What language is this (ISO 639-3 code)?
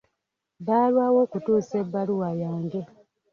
lug